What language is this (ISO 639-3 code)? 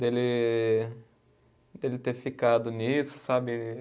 por